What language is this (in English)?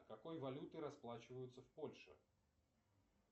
Russian